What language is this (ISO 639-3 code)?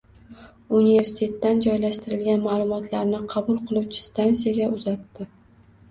uzb